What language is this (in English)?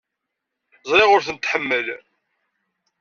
Kabyle